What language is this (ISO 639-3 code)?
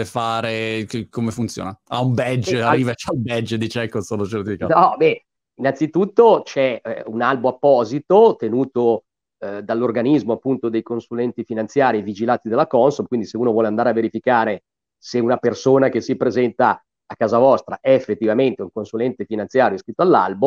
ita